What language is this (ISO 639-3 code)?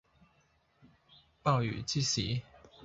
yue